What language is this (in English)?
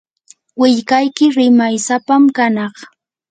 Yanahuanca Pasco Quechua